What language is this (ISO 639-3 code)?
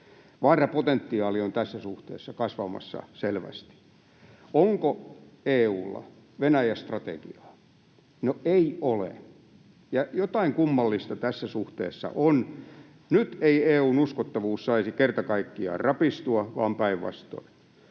fin